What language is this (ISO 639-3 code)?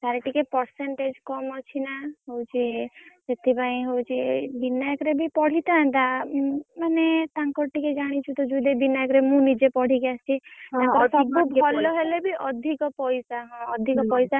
ori